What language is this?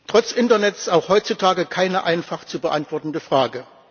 German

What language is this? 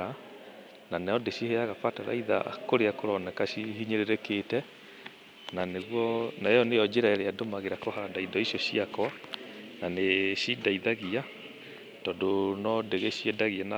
Kikuyu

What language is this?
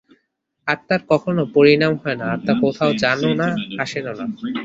Bangla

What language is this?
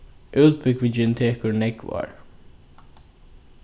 Faroese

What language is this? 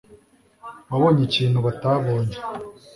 Kinyarwanda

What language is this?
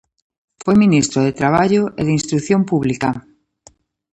Galician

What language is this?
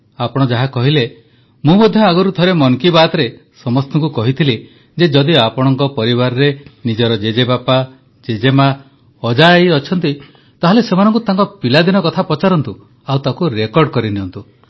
Odia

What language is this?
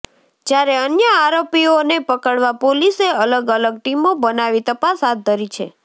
Gujarati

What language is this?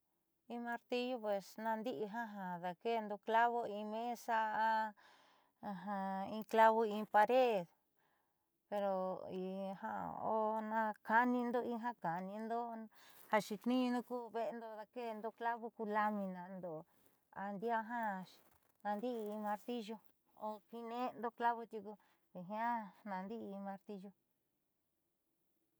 Southeastern Nochixtlán Mixtec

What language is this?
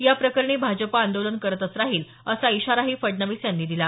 Marathi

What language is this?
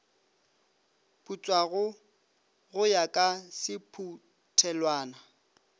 Northern Sotho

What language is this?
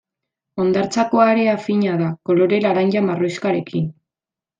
Basque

